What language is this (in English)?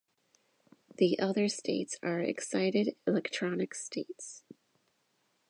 English